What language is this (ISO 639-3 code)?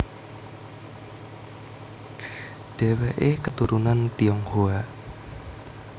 jav